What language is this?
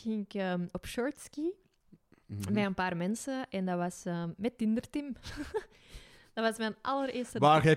Dutch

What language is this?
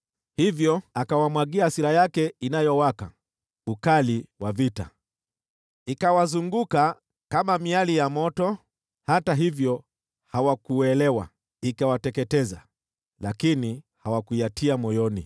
Swahili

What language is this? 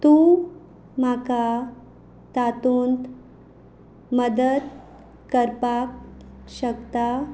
Konkani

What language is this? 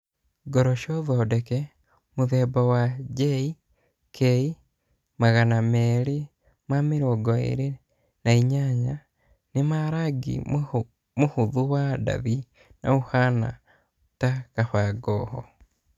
Kikuyu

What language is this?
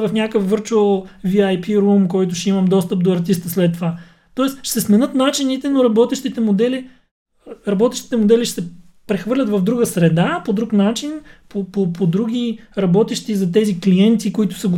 Bulgarian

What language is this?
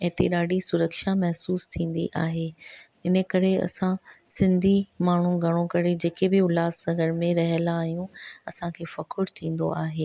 Sindhi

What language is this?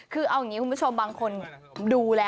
Thai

